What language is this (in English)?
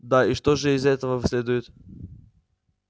Russian